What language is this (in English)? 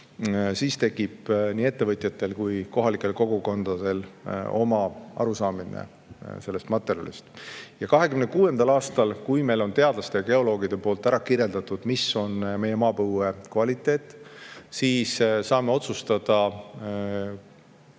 Estonian